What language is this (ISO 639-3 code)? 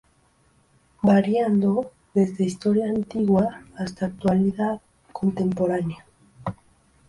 spa